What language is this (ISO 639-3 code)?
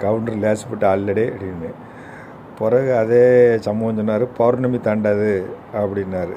tam